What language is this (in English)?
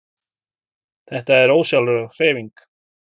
Icelandic